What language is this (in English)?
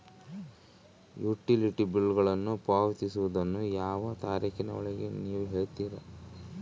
Kannada